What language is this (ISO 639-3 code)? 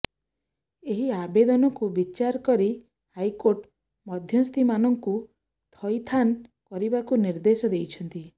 ori